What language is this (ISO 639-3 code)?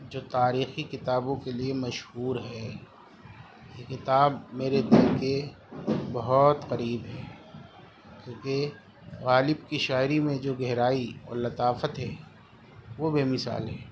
urd